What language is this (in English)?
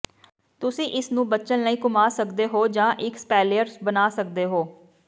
Punjabi